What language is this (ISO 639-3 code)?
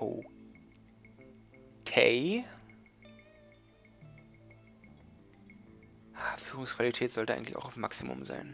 deu